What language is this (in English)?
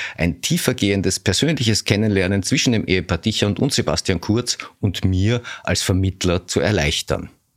German